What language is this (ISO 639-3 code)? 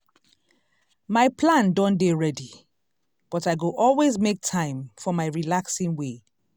pcm